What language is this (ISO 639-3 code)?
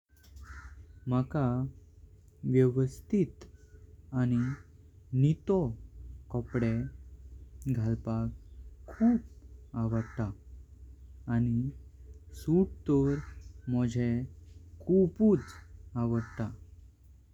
kok